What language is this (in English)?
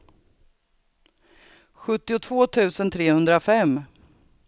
Swedish